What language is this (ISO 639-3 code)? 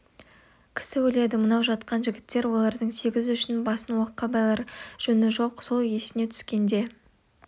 kaz